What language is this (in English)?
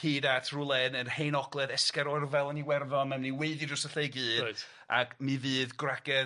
Welsh